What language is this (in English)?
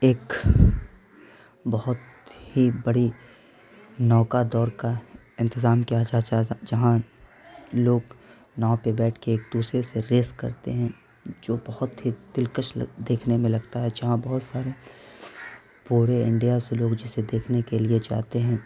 Urdu